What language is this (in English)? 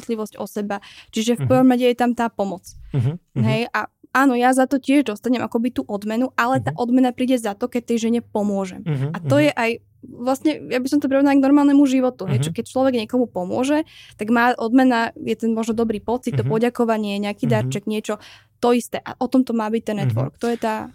Czech